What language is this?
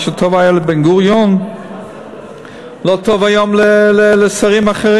Hebrew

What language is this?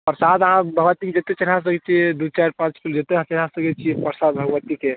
Maithili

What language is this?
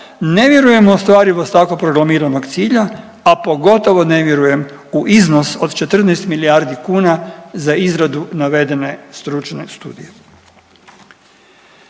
Croatian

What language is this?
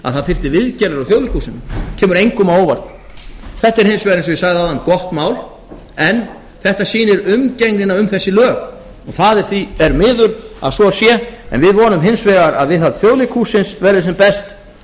Icelandic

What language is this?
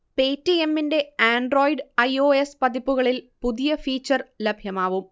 Malayalam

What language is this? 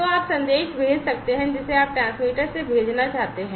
Hindi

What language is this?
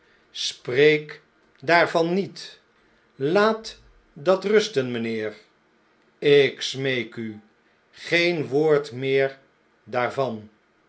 Dutch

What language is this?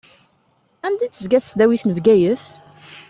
Kabyle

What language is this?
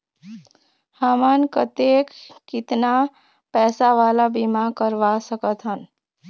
Chhattisgarhi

